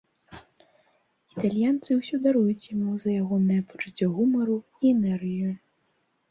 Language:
Belarusian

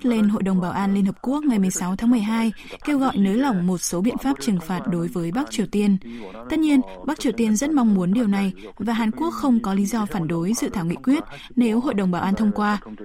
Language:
Vietnamese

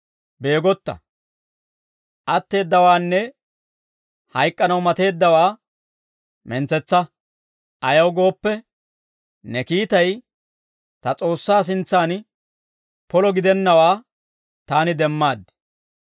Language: Dawro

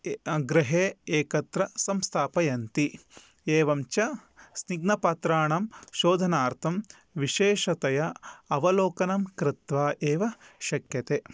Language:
Sanskrit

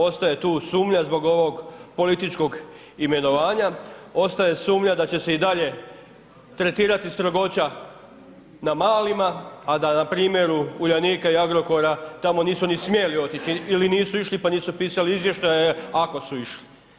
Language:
Croatian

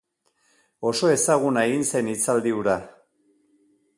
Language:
Basque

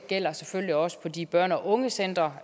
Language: Danish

